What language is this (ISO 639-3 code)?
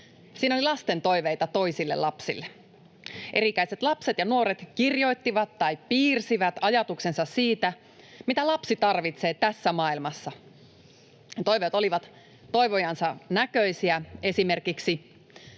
fin